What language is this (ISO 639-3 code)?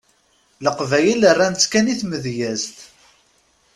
kab